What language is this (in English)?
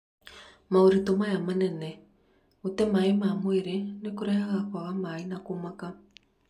Kikuyu